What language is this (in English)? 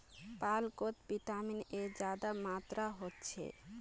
Magahi